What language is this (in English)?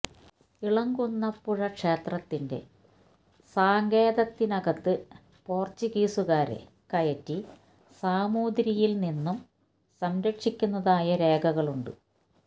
Malayalam